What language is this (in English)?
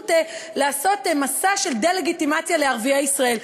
Hebrew